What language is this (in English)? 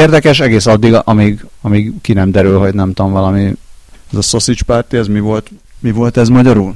Hungarian